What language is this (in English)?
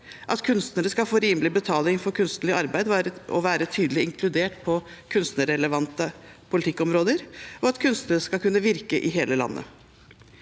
Norwegian